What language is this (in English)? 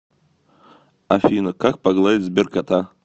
Russian